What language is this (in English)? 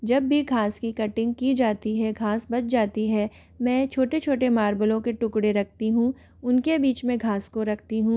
Hindi